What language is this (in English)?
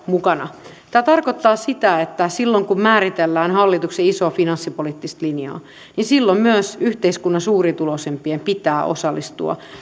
Finnish